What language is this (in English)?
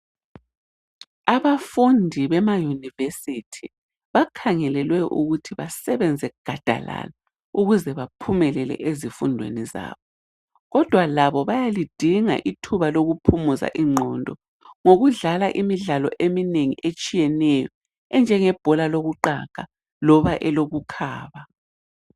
North Ndebele